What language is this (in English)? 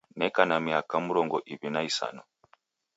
Taita